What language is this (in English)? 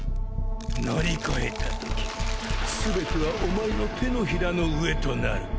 Japanese